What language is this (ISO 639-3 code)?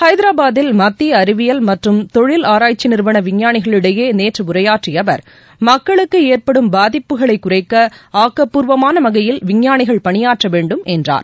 tam